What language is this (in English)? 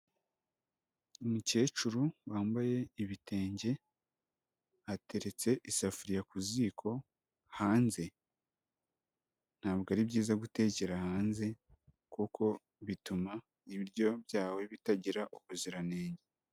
Kinyarwanda